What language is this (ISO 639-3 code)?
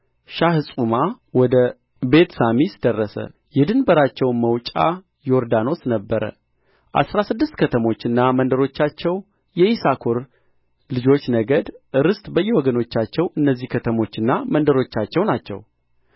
amh